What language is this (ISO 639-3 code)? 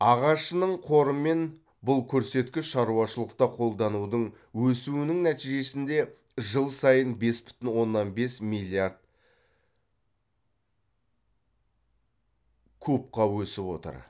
kaz